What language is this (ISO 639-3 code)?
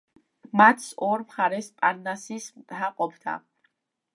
kat